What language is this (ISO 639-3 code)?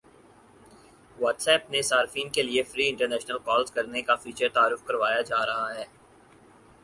urd